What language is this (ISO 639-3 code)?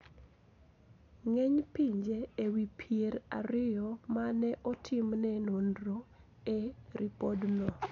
luo